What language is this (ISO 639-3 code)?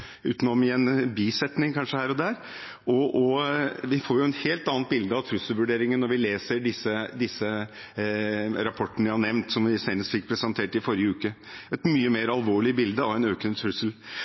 nob